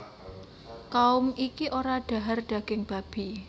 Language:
Javanese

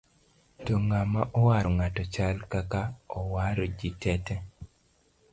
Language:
Luo (Kenya and Tanzania)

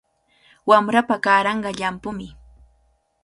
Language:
Cajatambo North Lima Quechua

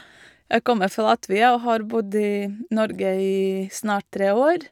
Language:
Norwegian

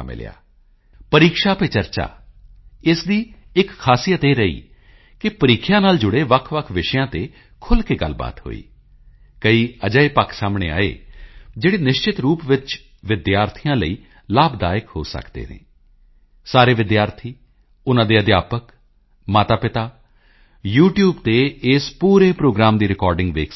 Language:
Punjabi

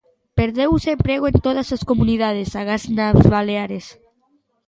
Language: Galician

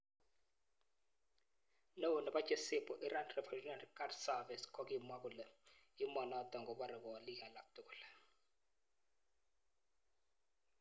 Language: Kalenjin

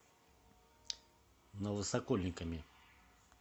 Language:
Russian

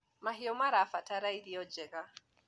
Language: Kikuyu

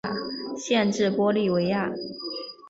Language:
Chinese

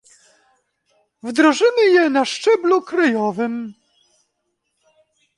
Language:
Polish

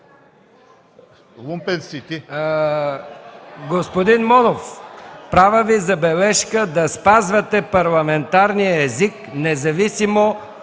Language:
Bulgarian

